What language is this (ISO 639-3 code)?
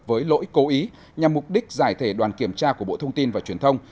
vie